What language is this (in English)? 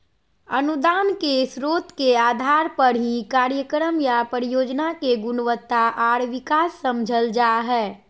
Magahi